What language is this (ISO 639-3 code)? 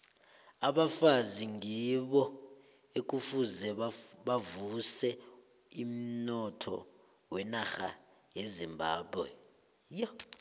nbl